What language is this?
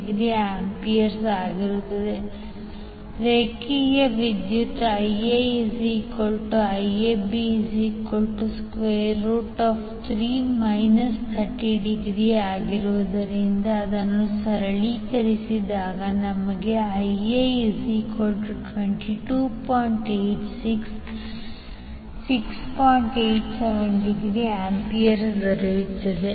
Kannada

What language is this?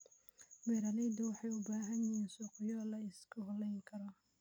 Somali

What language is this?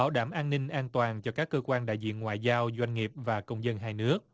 Vietnamese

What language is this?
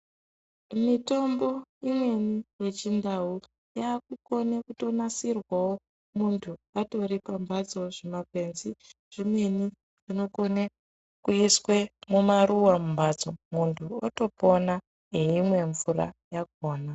Ndau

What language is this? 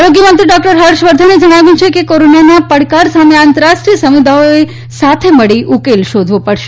Gujarati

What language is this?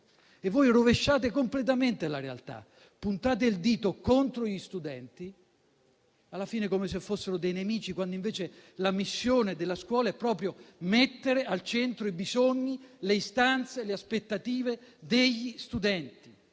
Italian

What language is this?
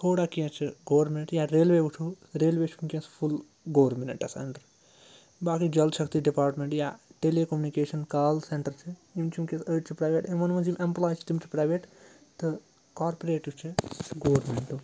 Kashmiri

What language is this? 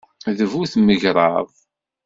Kabyle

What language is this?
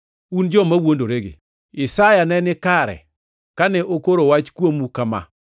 Luo (Kenya and Tanzania)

